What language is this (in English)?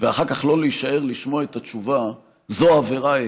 Hebrew